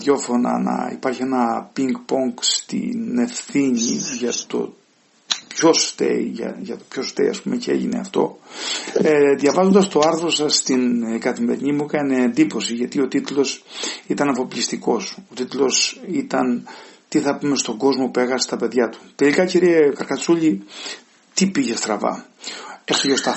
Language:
Greek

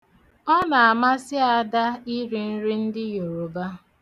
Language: Igbo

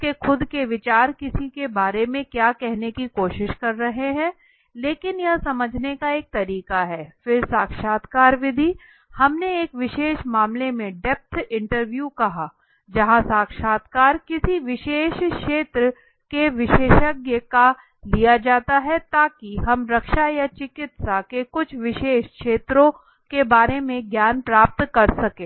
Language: Hindi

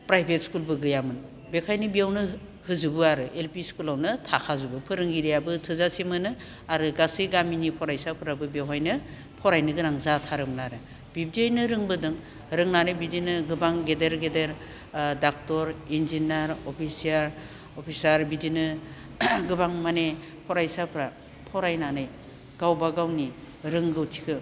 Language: Bodo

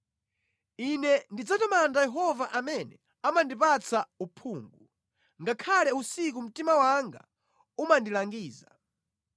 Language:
Nyanja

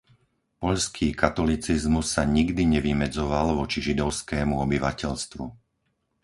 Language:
Slovak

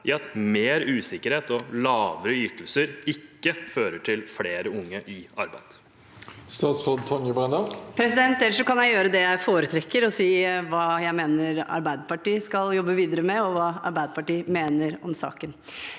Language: Norwegian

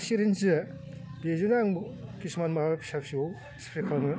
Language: Bodo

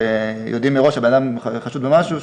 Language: Hebrew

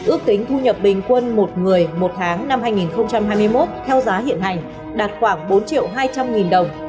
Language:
Vietnamese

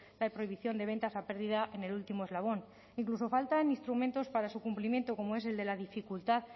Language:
Spanish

